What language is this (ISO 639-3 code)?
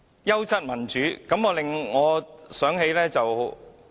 yue